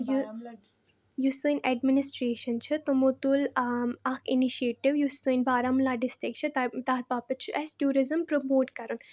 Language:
Kashmiri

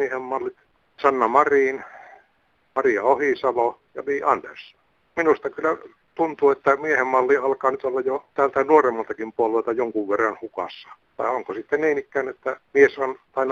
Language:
Finnish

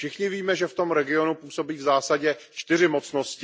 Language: Czech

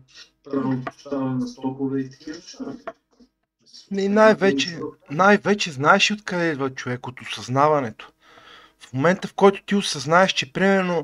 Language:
Bulgarian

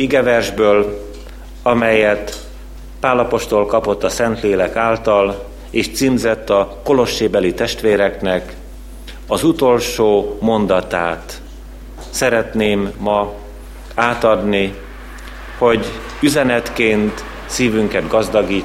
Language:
Hungarian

